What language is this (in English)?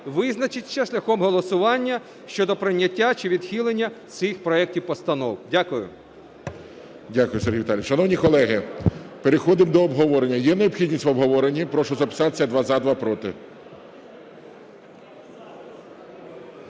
Ukrainian